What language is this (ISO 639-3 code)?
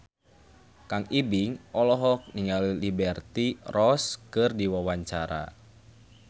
sun